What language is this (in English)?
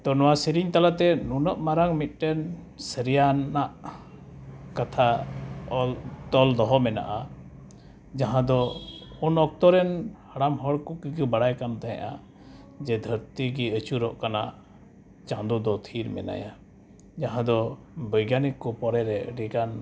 Santali